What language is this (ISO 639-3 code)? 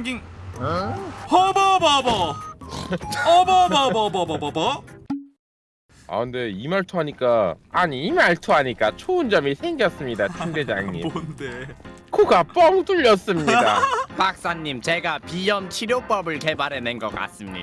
kor